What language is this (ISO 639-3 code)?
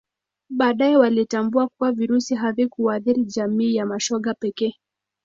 swa